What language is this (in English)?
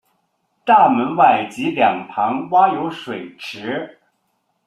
Chinese